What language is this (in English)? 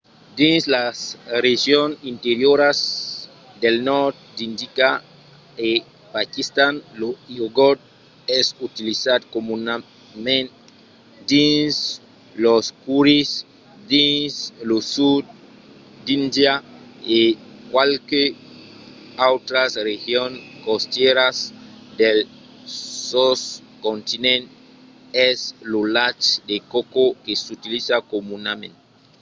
Occitan